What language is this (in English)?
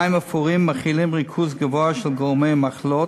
Hebrew